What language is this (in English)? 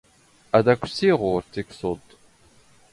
Standard Moroccan Tamazight